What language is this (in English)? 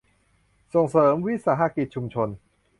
Thai